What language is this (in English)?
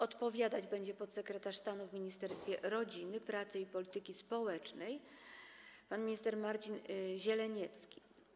Polish